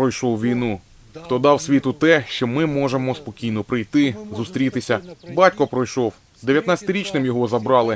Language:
Ukrainian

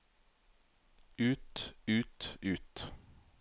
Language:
Norwegian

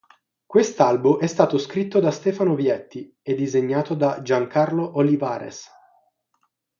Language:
Italian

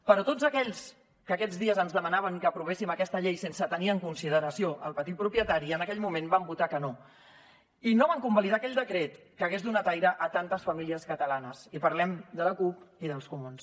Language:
Catalan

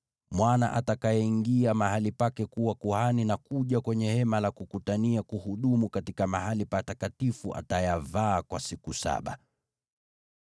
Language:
Swahili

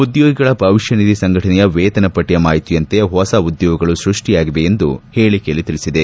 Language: Kannada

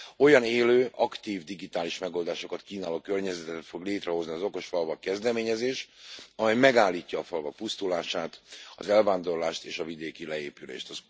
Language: Hungarian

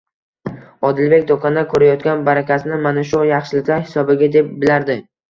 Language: Uzbek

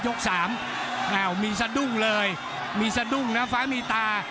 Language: Thai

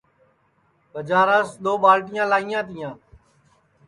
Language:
Sansi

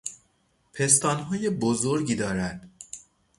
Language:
Persian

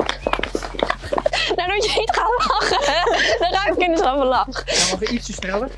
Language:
Dutch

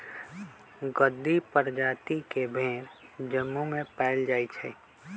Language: Magahi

